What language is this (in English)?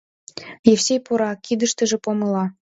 Mari